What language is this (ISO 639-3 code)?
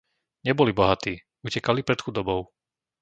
slk